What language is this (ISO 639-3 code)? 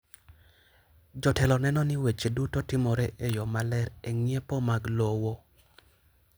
luo